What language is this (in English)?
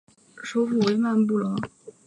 Chinese